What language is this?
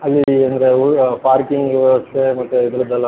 Kannada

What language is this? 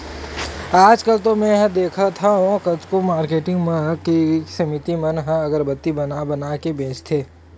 Chhattisgarhi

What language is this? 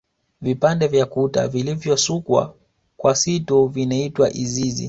Swahili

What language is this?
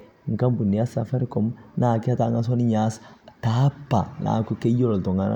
Masai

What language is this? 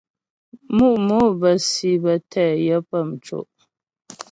Ghomala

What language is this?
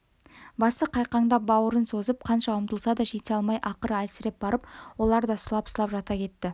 Kazakh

